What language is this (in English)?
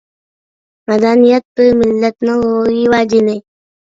Uyghur